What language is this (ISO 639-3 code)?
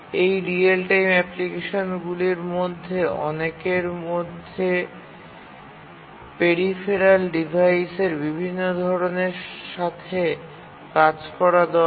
ben